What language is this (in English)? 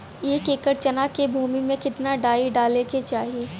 Bhojpuri